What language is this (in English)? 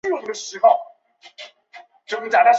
Chinese